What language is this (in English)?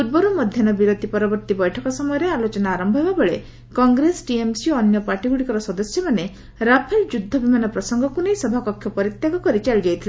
Odia